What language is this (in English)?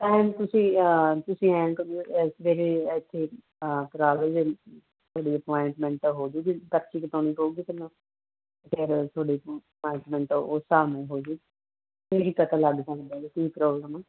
Punjabi